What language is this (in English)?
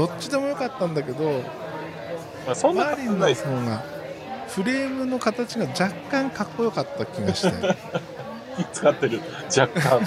Japanese